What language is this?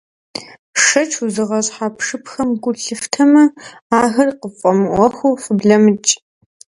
Kabardian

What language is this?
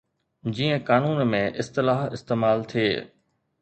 Sindhi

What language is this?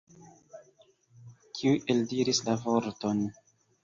Esperanto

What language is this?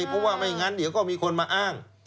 Thai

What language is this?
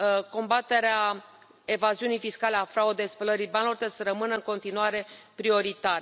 Romanian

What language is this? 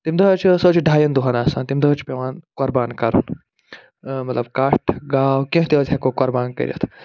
Kashmiri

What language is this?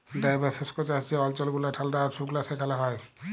Bangla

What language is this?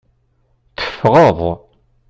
Kabyle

